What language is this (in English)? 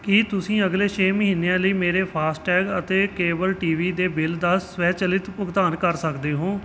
Punjabi